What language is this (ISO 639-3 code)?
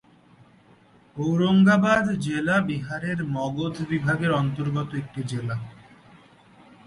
ben